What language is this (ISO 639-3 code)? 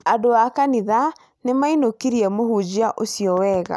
kik